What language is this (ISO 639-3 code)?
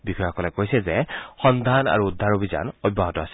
asm